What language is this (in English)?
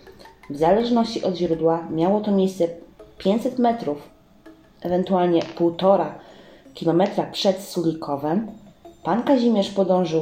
Polish